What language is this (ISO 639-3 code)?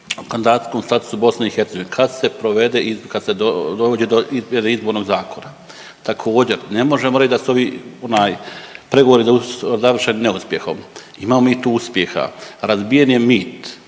hrv